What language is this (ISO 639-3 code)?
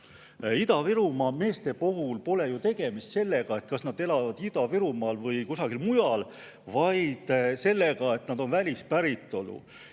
est